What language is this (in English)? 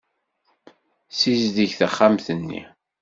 Kabyle